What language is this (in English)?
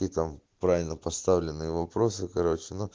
Russian